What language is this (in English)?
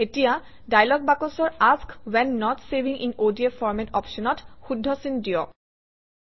Assamese